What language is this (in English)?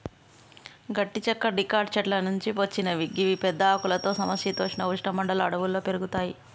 Telugu